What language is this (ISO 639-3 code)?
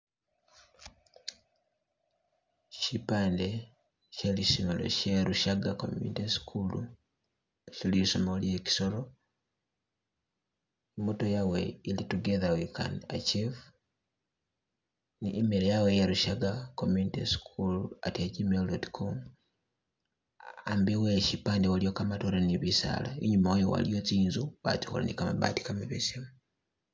myx